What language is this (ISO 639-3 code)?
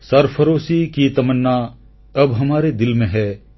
ori